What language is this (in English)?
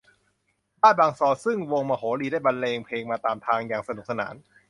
Thai